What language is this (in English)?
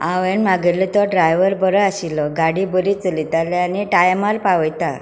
Konkani